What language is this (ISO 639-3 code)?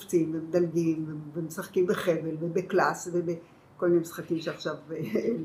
heb